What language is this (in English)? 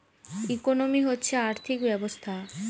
Bangla